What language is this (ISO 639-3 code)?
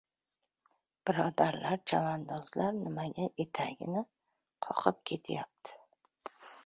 uzb